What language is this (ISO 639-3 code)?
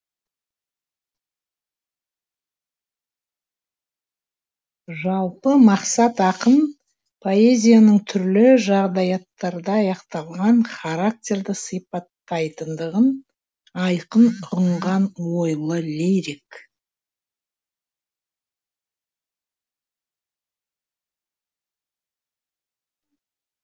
kaz